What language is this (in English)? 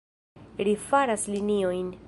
Esperanto